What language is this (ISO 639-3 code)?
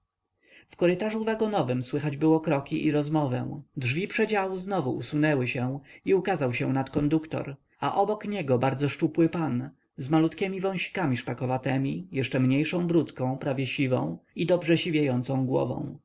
pol